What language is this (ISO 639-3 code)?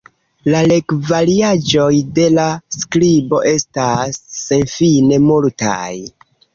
epo